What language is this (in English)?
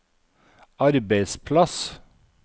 Norwegian